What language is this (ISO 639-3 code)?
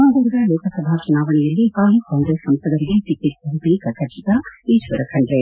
kan